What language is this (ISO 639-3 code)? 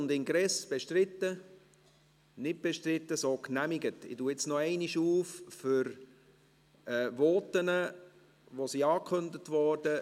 gsw